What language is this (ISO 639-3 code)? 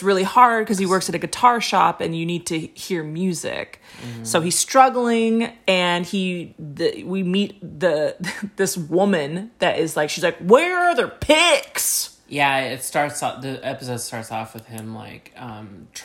eng